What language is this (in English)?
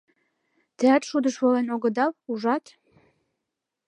Mari